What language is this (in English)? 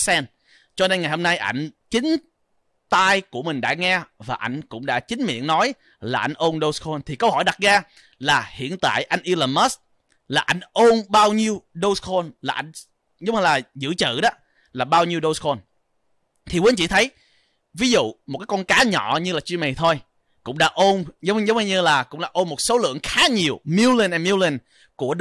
Vietnamese